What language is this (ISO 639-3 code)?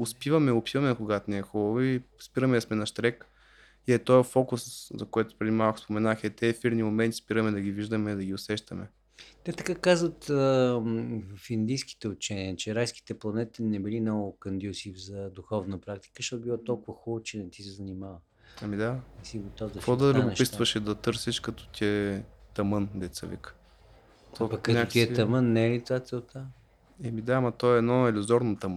bul